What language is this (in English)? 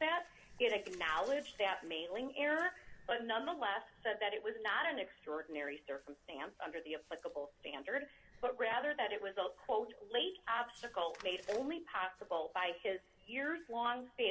English